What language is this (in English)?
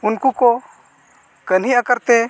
Santali